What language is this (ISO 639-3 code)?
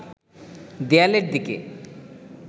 ben